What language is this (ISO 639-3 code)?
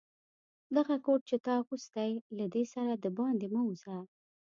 pus